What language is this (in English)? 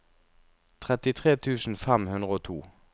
Norwegian